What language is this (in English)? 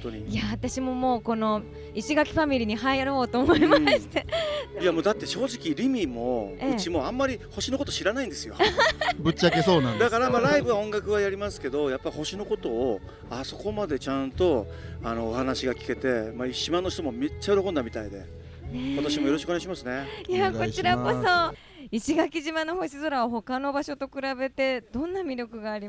Japanese